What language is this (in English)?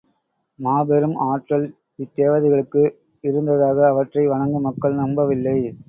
Tamil